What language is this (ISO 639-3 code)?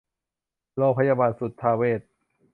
tha